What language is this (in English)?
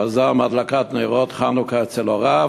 Hebrew